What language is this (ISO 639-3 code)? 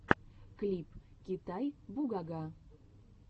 rus